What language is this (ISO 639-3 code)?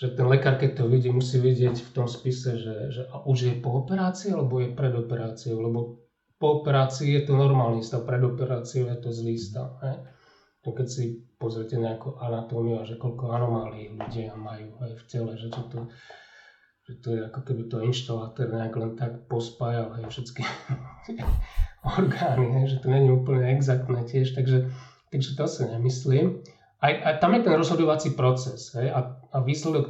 slk